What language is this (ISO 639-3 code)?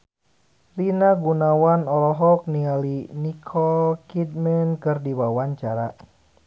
sun